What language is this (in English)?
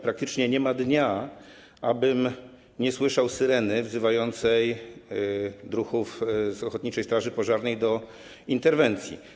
Polish